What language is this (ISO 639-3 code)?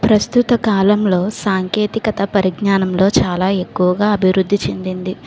tel